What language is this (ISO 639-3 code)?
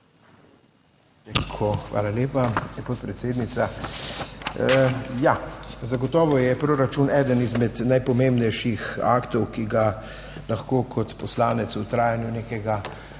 slv